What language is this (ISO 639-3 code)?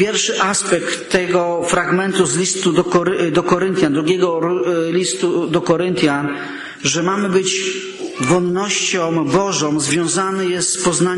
pol